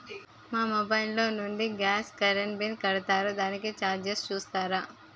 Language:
Telugu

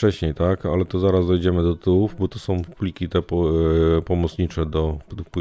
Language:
Polish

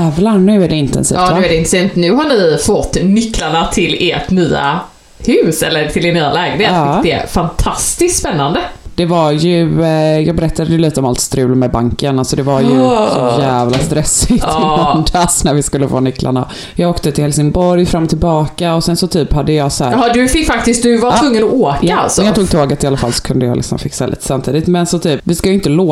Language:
Swedish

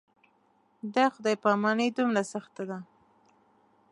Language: Pashto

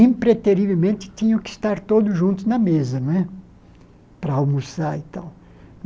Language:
Portuguese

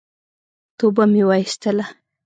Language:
Pashto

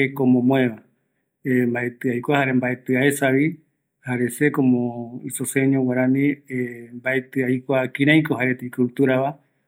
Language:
Eastern Bolivian Guaraní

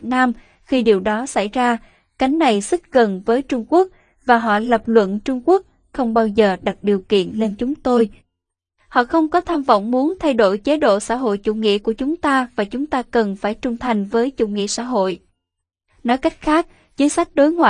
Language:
Vietnamese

